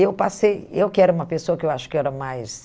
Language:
Portuguese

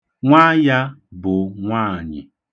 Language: Igbo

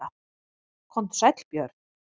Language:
Icelandic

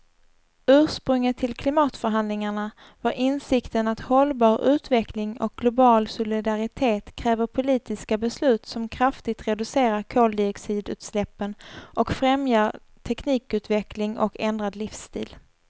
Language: Swedish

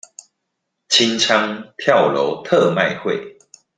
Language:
Chinese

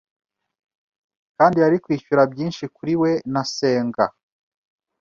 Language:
Kinyarwanda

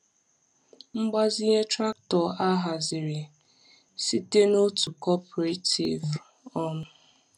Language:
Igbo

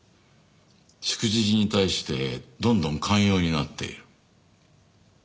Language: Japanese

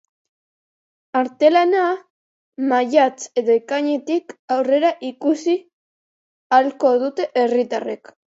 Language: Basque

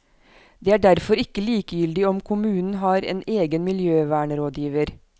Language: Norwegian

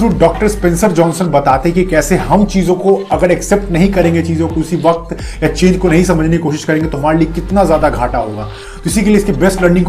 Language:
Hindi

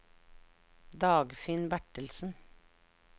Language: Norwegian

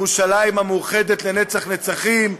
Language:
Hebrew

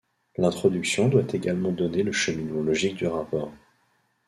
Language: French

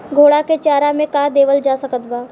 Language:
Bhojpuri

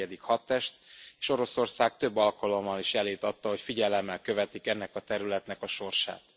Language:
Hungarian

